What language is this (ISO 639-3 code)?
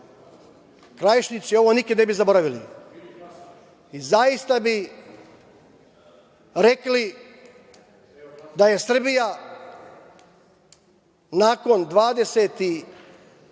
srp